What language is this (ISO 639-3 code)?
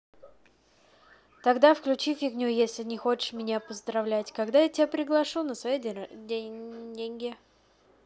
rus